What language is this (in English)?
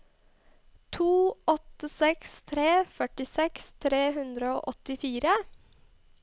Norwegian